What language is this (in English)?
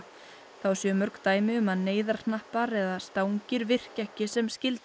Icelandic